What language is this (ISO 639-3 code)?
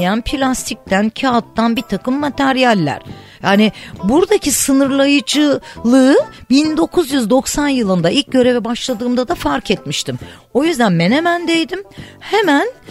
tur